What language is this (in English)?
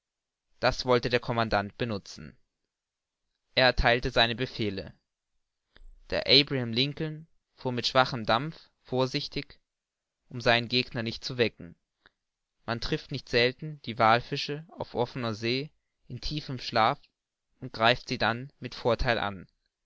German